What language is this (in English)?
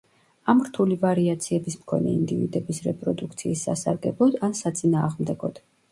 Georgian